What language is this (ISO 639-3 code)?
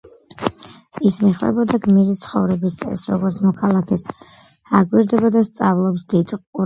kat